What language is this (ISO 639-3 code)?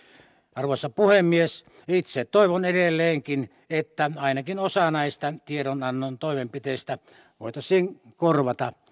fin